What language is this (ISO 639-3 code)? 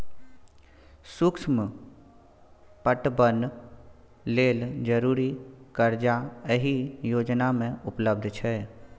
mai